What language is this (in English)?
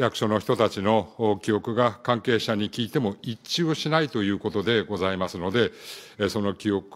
Japanese